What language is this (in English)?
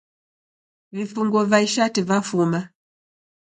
Taita